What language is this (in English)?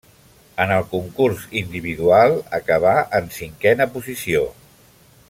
Catalan